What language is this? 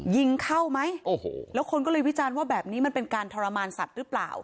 Thai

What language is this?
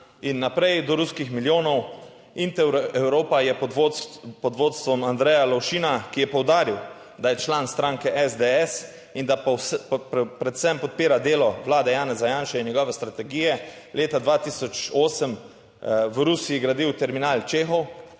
Slovenian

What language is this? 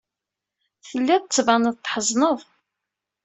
Kabyle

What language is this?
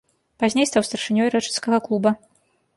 Belarusian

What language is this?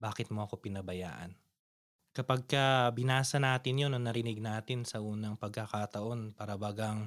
Filipino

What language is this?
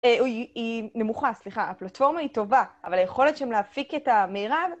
Hebrew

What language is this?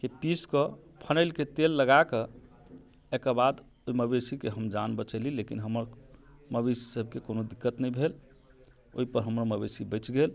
Maithili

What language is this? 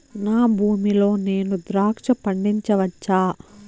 Telugu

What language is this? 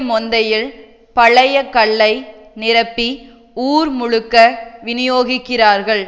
Tamil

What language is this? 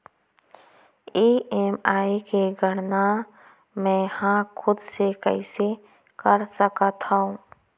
Chhattisgarhi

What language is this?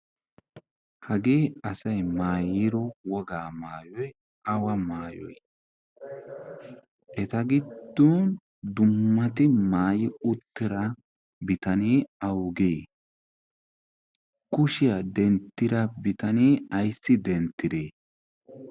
Wolaytta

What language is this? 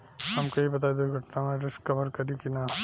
Bhojpuri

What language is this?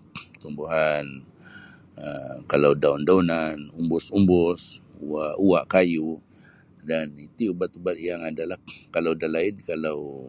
Sabah Bisaya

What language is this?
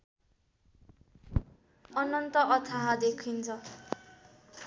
Nepali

